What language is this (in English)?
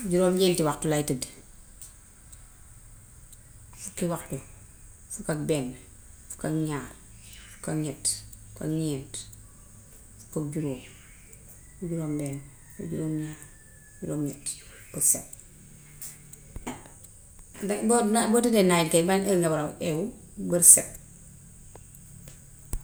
Gambian Wolof